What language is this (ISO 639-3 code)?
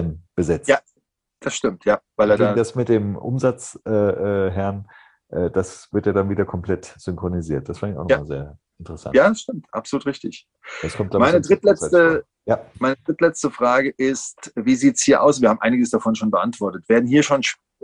deu